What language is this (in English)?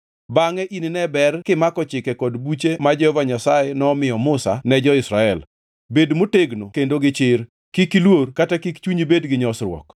Luo (Kenya and Tanzania)